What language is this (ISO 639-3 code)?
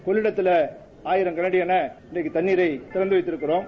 tam